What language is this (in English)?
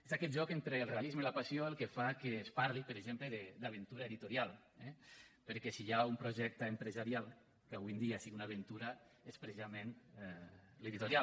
Catalan